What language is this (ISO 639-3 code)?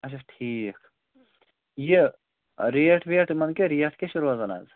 kas